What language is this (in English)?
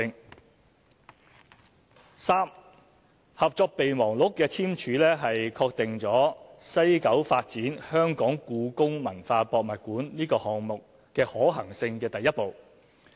Cantonese